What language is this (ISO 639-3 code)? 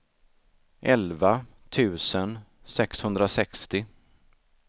swe